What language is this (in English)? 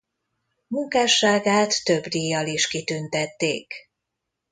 Hungarian